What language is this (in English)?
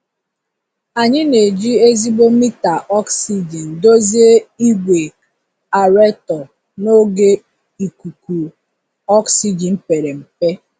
Igbo